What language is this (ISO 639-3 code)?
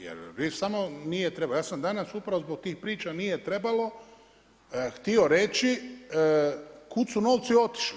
hrv